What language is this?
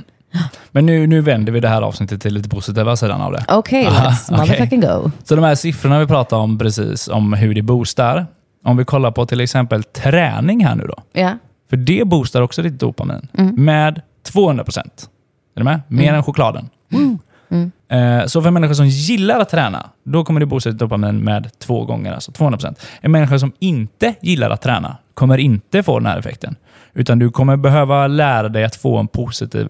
Swedish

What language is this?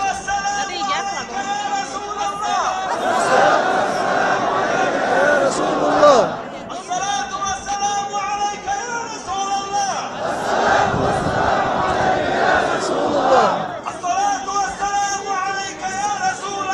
Arabic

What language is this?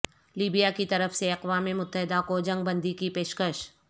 Urdu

